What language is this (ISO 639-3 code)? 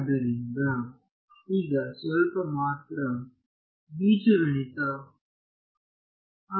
kan